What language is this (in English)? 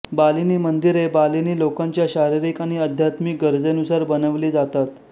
Marathi